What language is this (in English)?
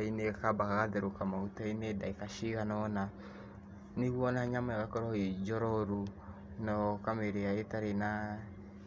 Kikuyu